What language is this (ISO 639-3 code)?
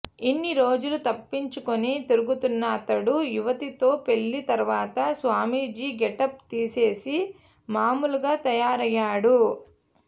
tel